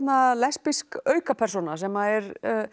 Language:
Icelandic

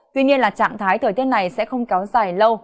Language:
Vietnamese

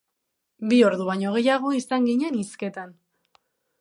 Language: Basque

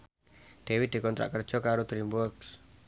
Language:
Javanese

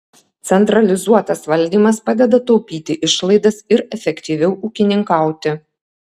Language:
Lithuanian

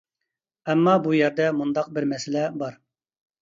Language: Uyghur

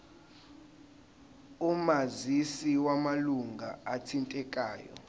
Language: Zulu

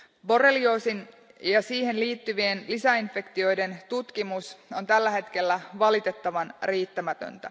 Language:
Finnish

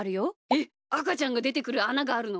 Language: Japanese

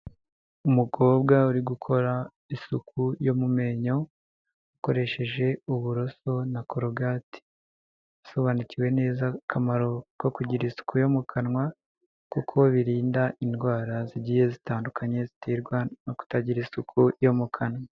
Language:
Kinyarwanda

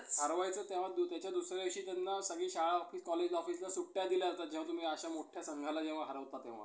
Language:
Marathi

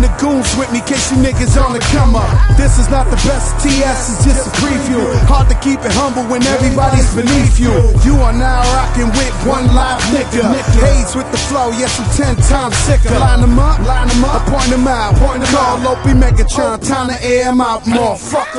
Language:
English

